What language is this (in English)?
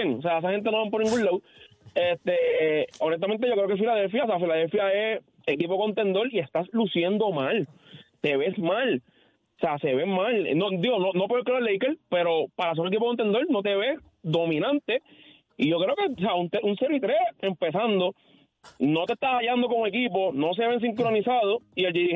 Spanish